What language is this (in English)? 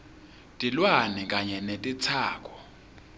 Swati